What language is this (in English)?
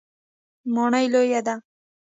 Pashto